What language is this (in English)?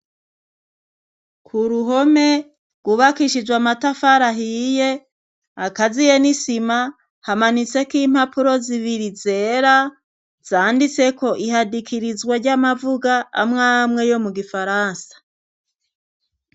Rundi